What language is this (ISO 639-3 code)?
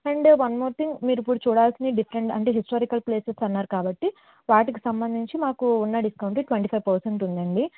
tel